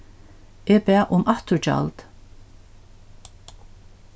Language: Faroese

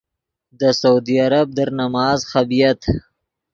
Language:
Yidgha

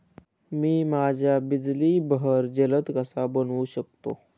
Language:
Marathi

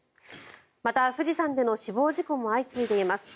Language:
Japanese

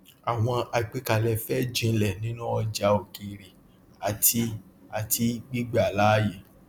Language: Yoruba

